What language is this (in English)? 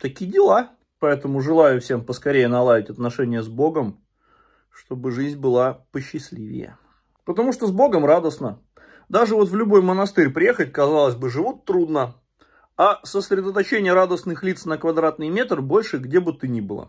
Russian